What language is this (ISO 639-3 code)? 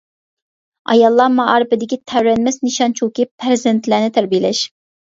uig